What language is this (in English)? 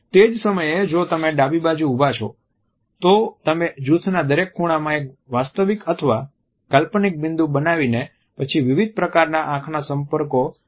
Gujarati